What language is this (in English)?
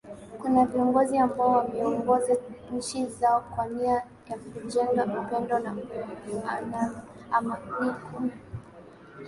Swahili